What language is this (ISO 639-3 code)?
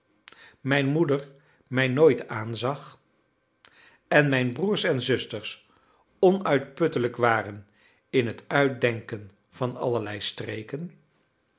nld